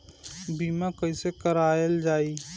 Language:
Bhojpuri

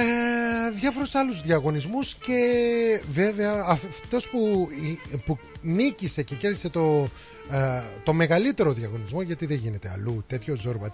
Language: Greek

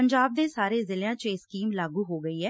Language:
Punjabi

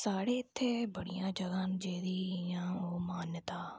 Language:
Dogri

